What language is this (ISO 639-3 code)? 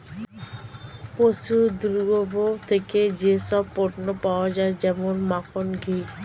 ben